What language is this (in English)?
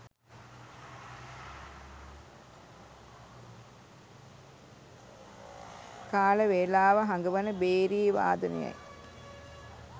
Sinhala